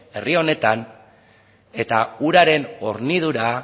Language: Basque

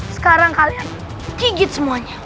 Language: Indonesian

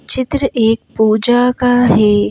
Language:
Hindi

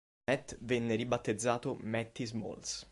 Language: Italian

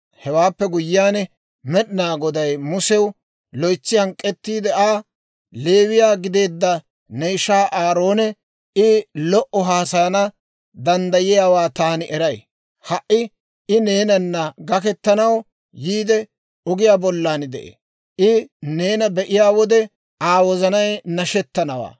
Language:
Dawro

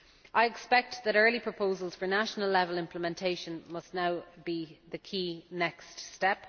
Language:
English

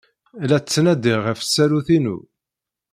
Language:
Kabyle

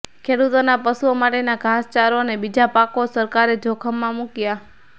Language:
Gujarati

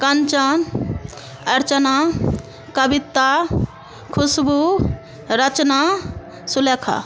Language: Hindi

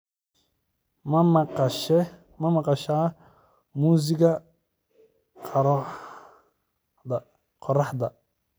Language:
Somali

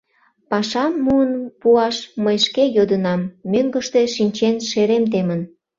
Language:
Mari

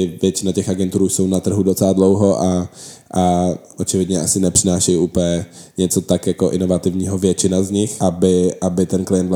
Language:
Czech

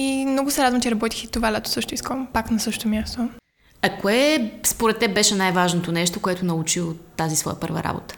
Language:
Bulgarian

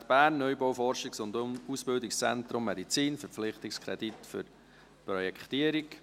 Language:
Swiss German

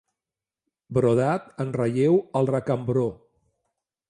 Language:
Catalan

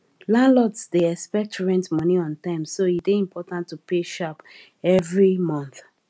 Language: Nigerian Pidgin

